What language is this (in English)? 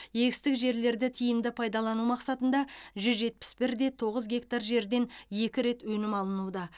Kazakh